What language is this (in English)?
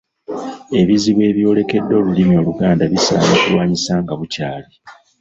Ganda